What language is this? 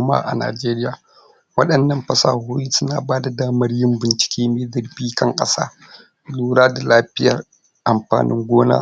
Hausa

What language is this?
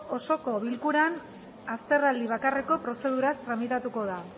Basque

